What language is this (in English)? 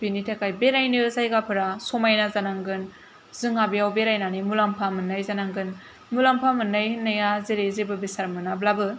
Bodo